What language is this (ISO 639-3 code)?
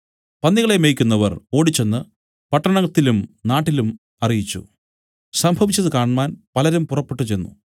mal